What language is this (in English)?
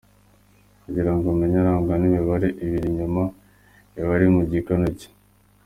Kinyarwanda